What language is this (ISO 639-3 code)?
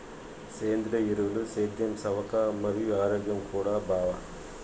tel